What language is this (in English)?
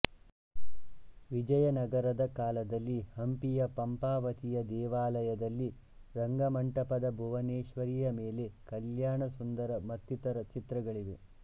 Kannada